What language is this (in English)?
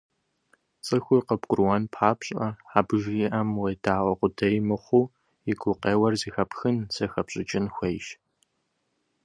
Kabardian